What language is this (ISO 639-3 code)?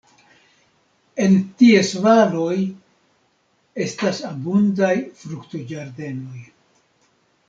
epo